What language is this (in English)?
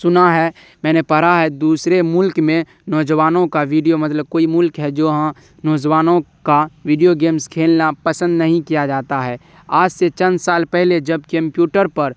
Urdu